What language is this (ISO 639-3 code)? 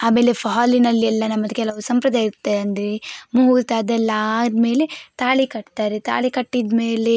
kan